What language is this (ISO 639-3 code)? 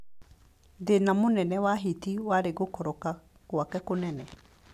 kik